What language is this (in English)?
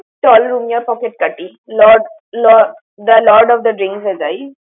Bangla